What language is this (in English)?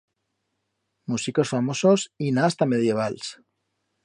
Aragonese